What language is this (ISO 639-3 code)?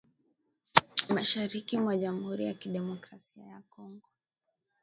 swa